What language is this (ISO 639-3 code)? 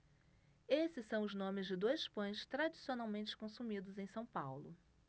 por